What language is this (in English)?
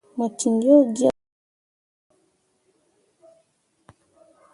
Mundang